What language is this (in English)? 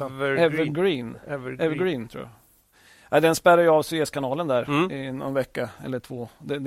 Swedish